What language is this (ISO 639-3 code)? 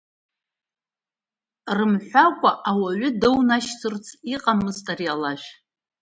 abk